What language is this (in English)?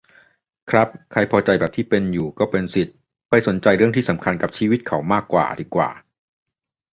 Thai